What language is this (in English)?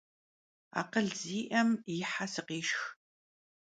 Kabardian